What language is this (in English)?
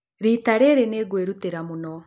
Kikuyu